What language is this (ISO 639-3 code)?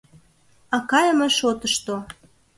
chm